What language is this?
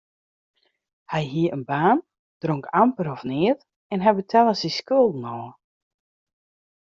Western Frisian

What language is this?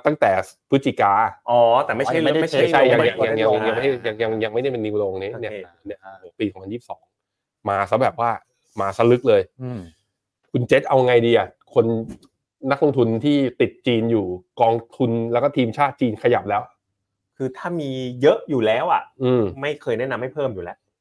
Thai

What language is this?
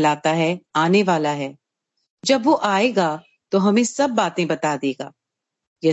Hindi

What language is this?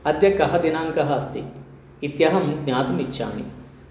Sanskrit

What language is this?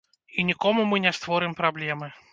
Belarusian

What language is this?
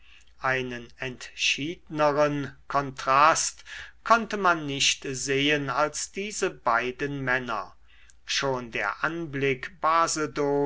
German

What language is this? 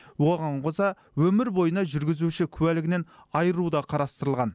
Kazakh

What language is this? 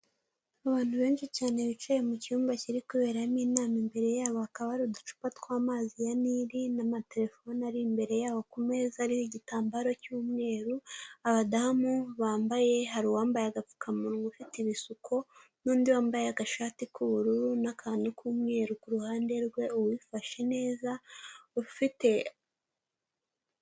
Kinyarwanda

